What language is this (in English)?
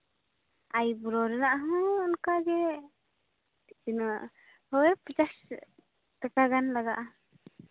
Santali